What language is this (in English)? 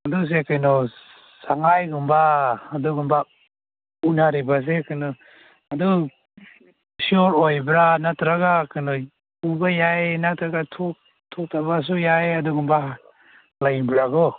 Manipuri